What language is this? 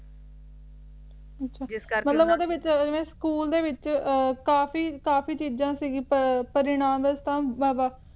Punjabi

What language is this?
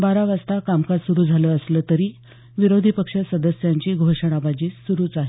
Marathi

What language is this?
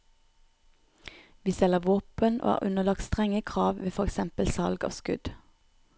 Norwegian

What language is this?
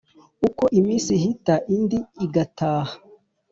Kinyarwanda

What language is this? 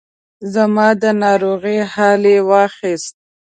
Pashto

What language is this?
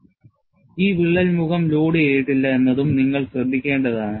Malayalam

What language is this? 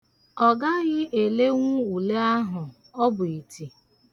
Igbo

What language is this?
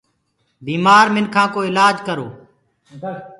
Gurgula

